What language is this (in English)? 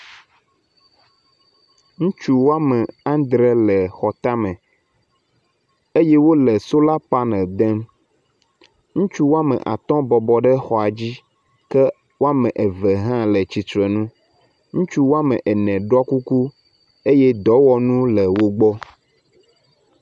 Ewe